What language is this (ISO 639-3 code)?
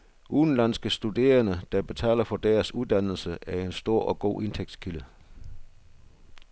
dan